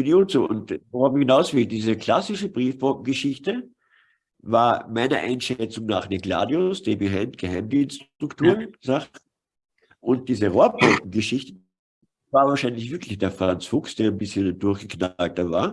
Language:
German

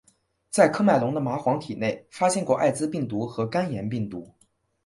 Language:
Chinese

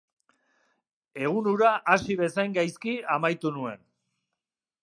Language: Basque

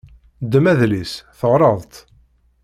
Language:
Kabyle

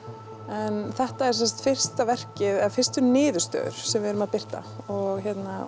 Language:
Icelandic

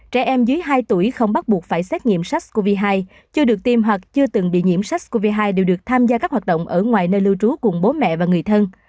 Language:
Vietnamese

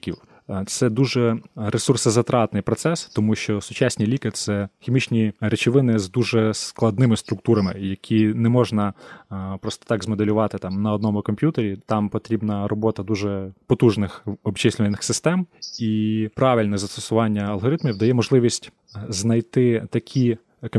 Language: Ukrainian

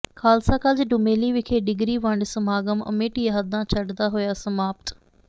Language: Punjabi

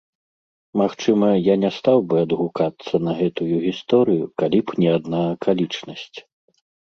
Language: Belarusian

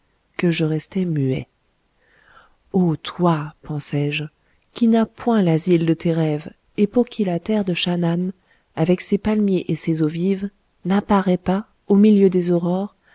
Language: French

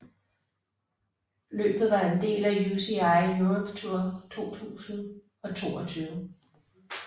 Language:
Danish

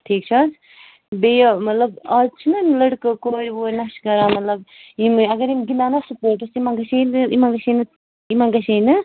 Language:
Kashmiri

